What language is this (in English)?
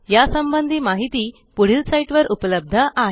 Marathi